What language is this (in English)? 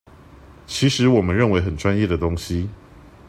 Chinese